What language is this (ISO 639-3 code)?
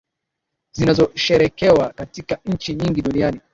swa